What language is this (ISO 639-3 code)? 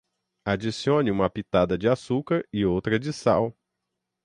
por